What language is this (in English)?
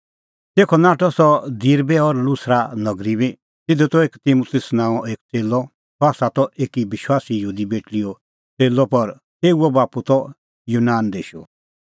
Kullu Pahari